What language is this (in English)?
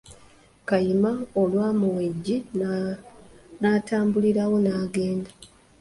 Ganda